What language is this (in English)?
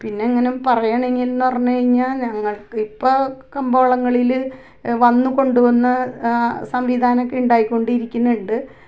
Malayalam